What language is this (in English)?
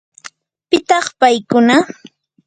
Yanahuanca Pasco Quechua